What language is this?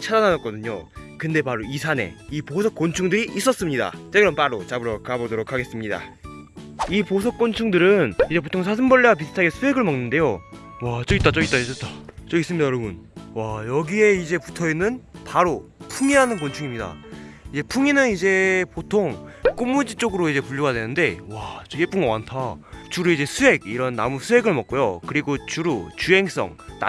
Korean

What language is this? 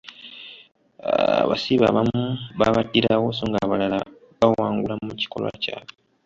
Ganda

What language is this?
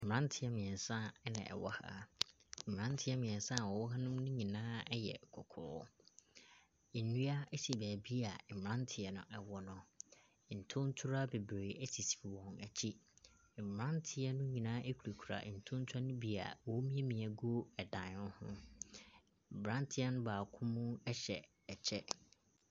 Akan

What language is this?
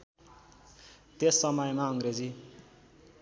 Nepali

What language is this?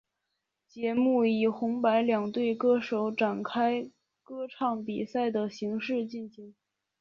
Chinese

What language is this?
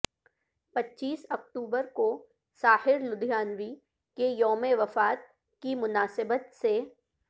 Urdu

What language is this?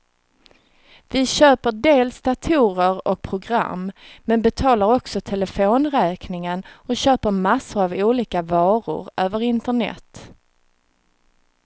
Swedish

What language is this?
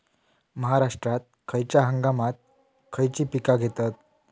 Marathi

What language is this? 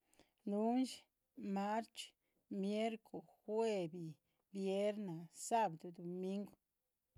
Chichicapan Zapotec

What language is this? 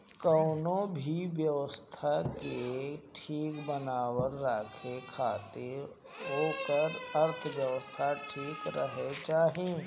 Bhojpuri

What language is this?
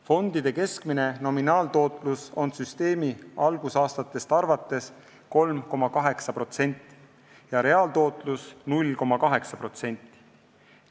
Estonian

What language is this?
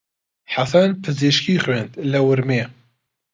Central Kurdish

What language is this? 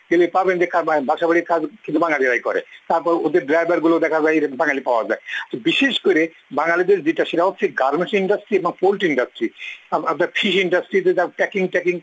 Bangla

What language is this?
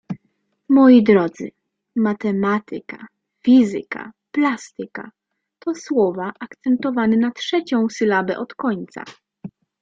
Polish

